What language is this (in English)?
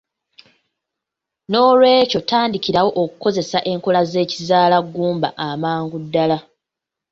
Ganda